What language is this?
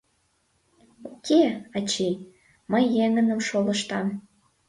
Mari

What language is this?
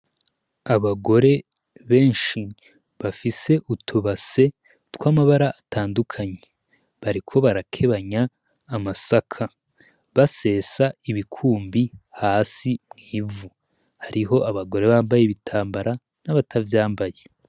Rundi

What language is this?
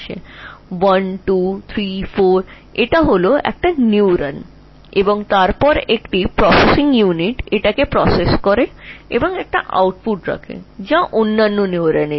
Bangla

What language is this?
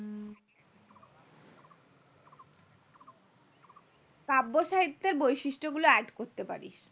Bangla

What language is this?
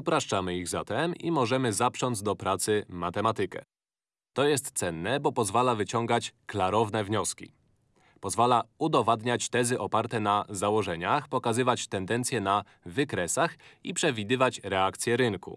Polish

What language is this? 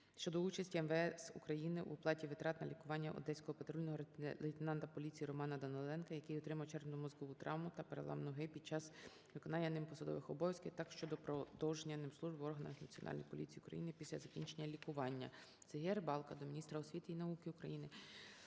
Ukrainian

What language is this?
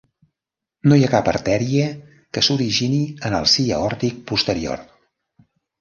Catalan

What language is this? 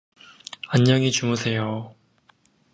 Korean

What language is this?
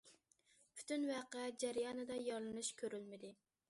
Uyghur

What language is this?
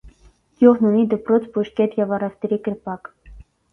Armenian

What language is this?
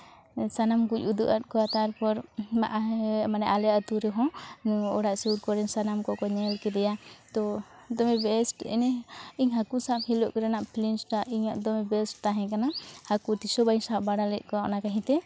Santali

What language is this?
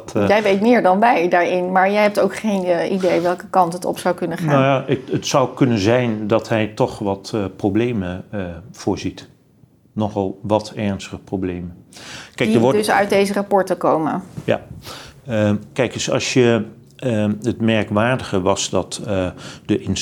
Dutch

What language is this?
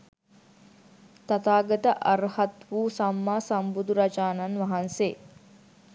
Sinhala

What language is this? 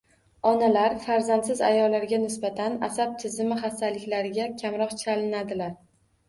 Uzbek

